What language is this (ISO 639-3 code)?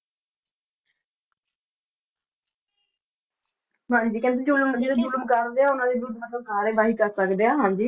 pan